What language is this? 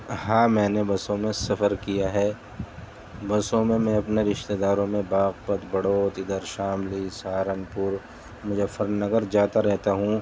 Urdu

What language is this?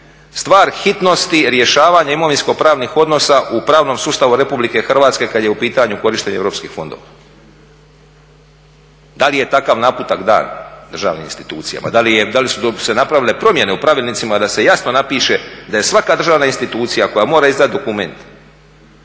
Croatian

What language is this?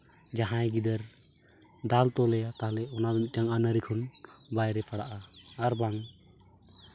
Santali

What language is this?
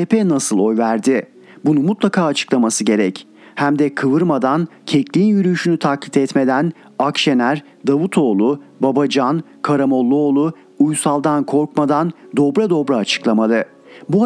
Turkish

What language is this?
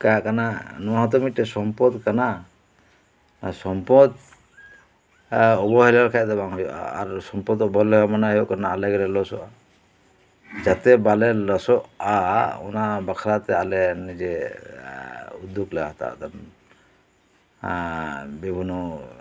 Santali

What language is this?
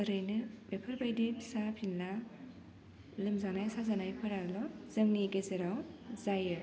Bodo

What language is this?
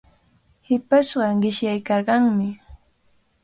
Cajatambo North Lima Quechua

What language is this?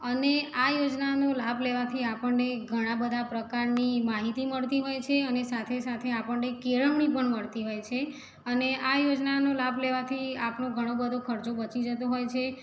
Gujarati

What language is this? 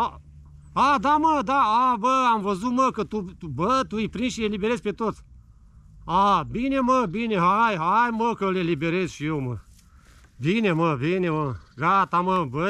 Romanian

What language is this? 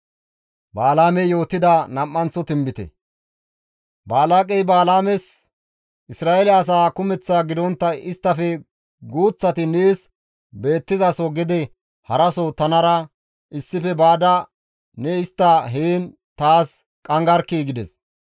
Gamo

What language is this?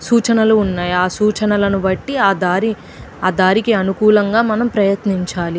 Telugu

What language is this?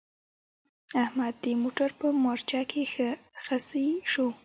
Pashto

